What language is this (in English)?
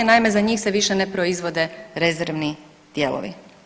Croatian